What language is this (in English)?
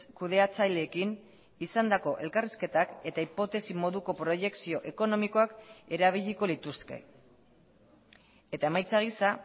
Basque